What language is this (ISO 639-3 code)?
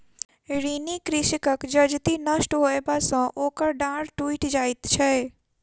mai